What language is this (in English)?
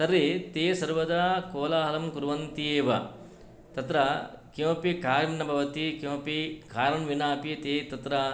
Sanskrit